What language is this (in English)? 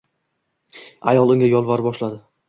Uzbek